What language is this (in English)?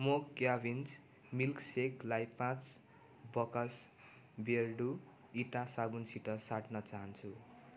Nepali